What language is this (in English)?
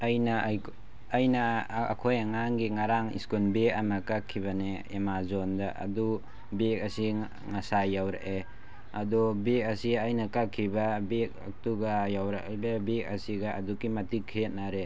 Manipuri